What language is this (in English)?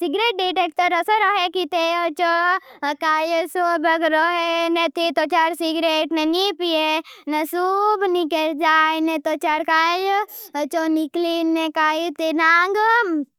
Bhili